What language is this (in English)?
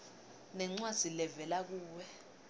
Swati